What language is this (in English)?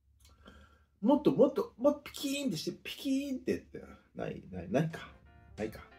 Japanese